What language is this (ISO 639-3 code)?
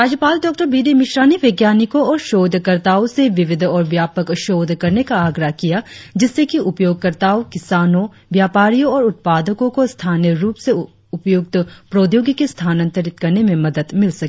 hin